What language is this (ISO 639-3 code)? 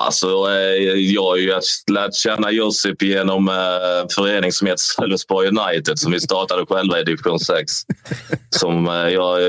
swe